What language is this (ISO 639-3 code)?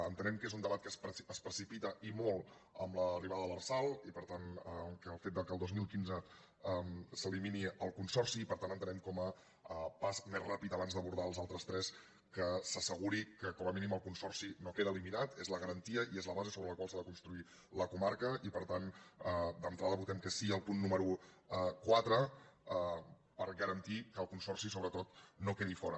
cat